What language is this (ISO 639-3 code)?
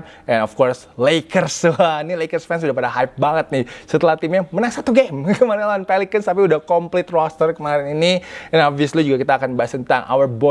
ind